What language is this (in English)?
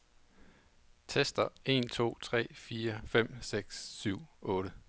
Danish